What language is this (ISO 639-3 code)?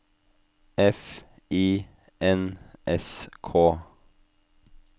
nor